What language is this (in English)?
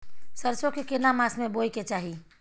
Maithili